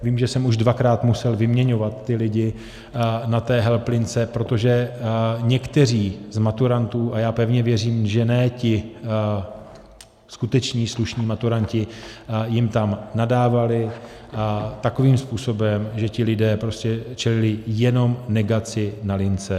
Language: Czech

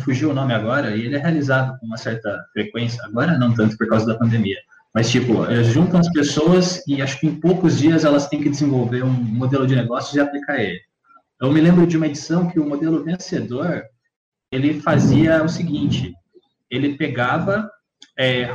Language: Portuguese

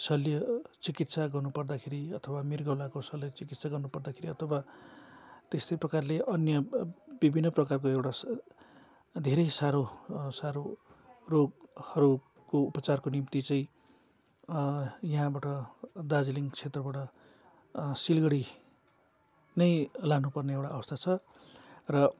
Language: Nepali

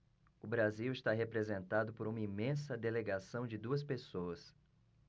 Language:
Portuguese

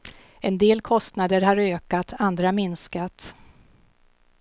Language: Swedish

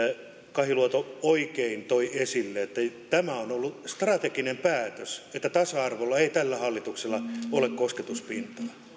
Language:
Finnish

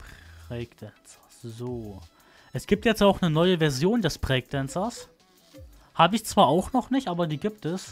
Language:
German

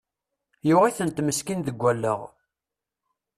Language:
Kabyle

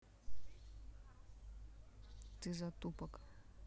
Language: Russian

